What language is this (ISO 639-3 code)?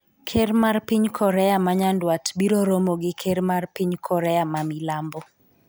luo